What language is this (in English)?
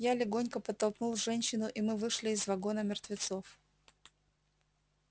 Russian